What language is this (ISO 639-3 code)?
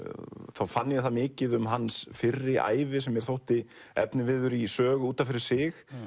isl